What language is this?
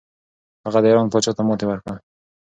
Pashto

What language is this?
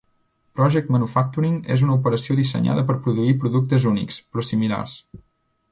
Catalan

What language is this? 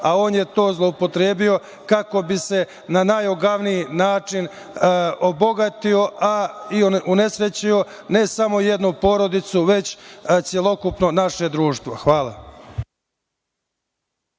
Serbian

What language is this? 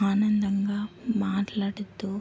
Telugu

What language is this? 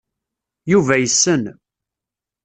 Kabyle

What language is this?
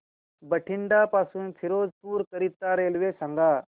Marathi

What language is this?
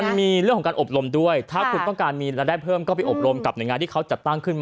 Thai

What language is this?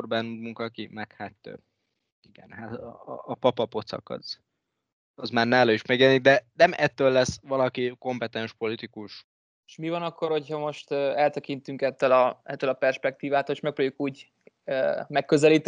Hungarian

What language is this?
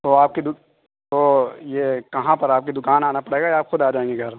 Urdu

